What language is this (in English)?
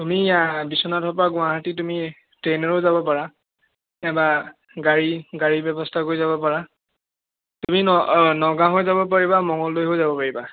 Assamese